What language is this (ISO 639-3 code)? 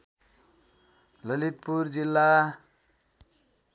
nep